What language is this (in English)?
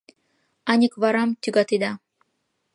Mari